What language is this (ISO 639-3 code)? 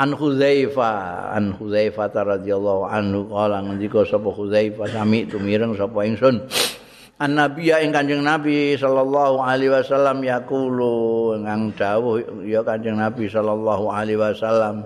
ind